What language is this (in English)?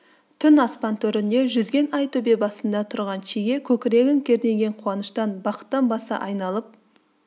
Kazakh